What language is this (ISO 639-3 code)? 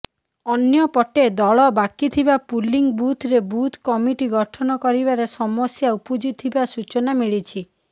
ori